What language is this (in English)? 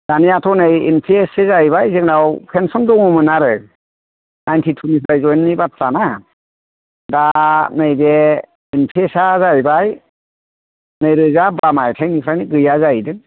Bodo